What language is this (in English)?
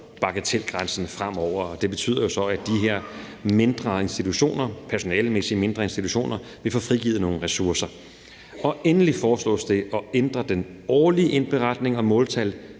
Danish